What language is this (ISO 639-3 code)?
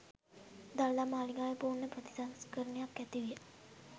sin